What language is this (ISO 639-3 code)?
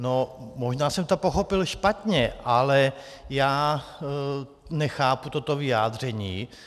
ces